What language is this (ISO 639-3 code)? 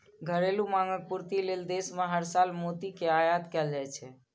mai